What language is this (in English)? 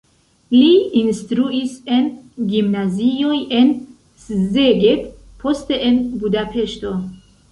Esperanto